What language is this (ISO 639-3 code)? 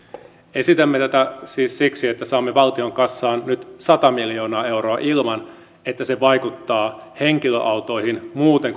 fin